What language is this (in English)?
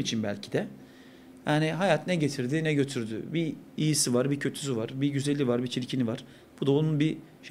Turkish